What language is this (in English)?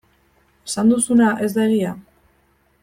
Basque